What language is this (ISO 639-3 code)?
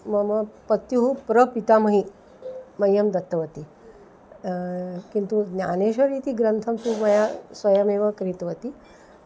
san